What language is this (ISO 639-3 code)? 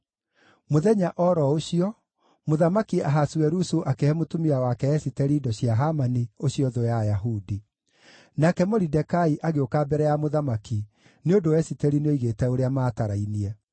kik